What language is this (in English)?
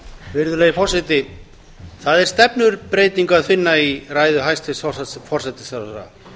Icelandic